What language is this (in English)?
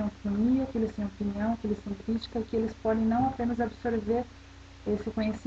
Portuguese